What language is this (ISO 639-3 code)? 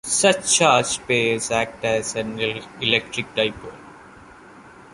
eng